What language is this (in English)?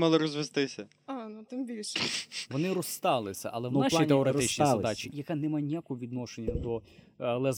Ukrainian